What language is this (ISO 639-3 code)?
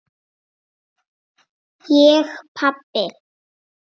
isl